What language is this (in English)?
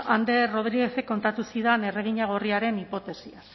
Basque